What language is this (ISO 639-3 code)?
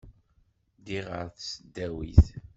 kab